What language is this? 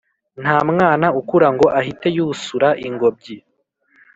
Kinyarwanda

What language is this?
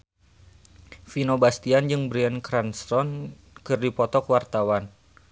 Sundanese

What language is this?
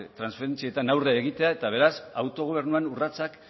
Basque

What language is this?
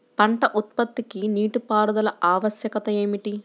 Telugu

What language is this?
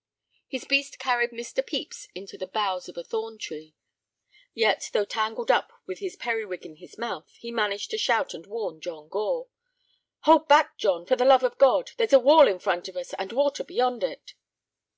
English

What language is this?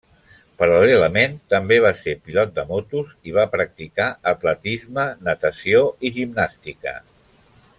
Catalan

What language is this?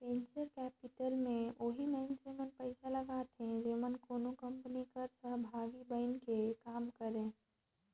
Chhattisgarhi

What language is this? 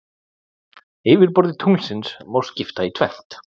Icelandic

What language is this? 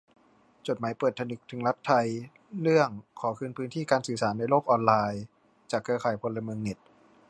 Thai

